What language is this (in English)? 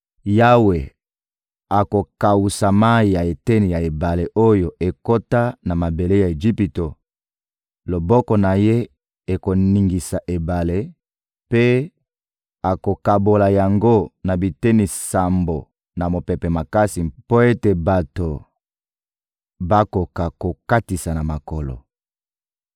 Lingala